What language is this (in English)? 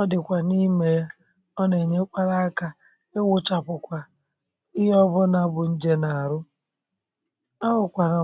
Igbo